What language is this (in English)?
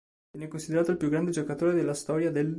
Italian